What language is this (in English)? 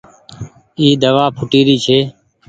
Goaria